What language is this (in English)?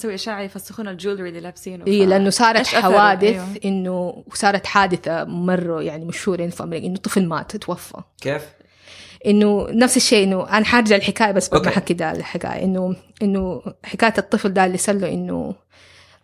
Arabic